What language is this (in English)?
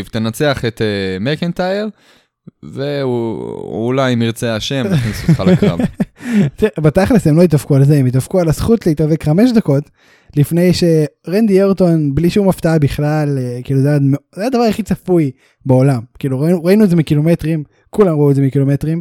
Hebrew